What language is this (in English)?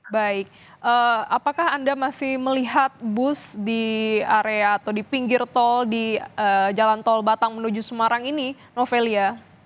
Indonesian